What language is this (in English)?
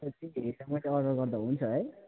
Nepali